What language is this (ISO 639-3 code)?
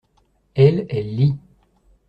fra